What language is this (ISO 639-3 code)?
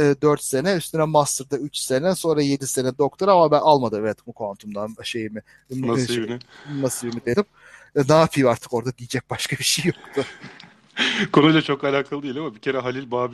tur